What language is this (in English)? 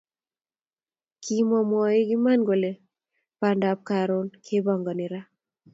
Kalenjin